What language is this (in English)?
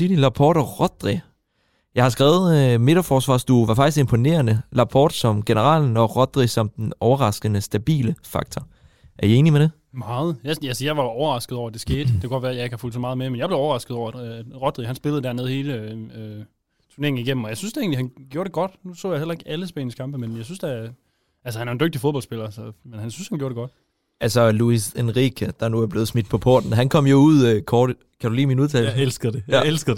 Danish